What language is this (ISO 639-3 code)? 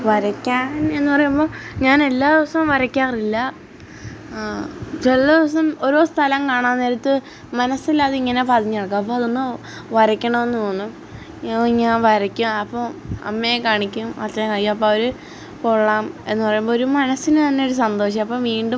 mal